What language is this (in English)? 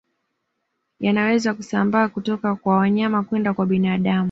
Swahili